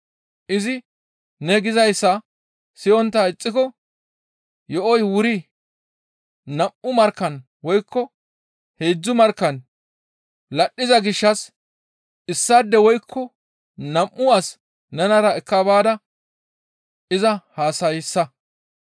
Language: Gamo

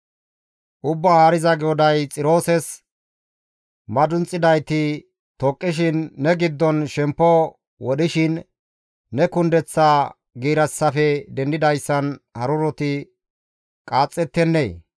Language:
Gamo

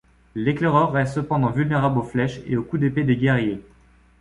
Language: French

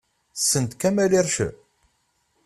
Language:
Kabyle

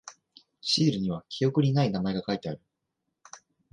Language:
Japanese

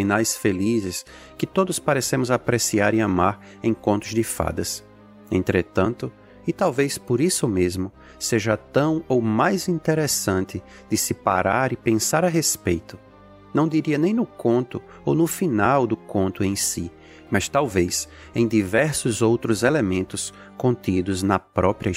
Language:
Portuguese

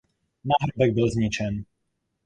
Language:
Czech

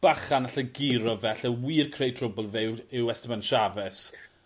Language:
Welsh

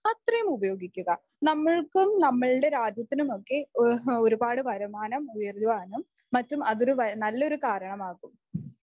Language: Malayalam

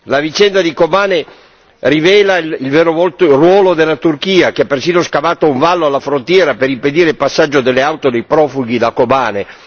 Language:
Italian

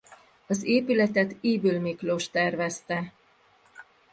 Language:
Hungarian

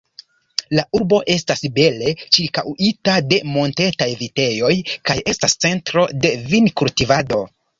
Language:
Esperanto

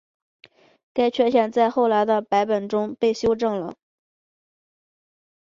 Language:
Chinese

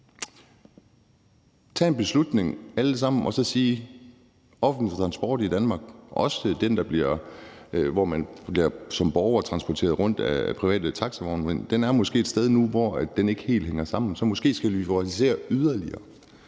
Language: Danish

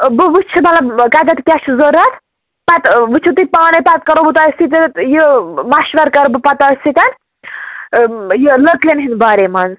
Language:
Kashmiri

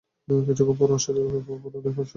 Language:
Bangla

